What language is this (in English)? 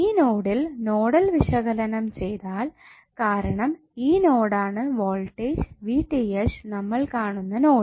Malayalam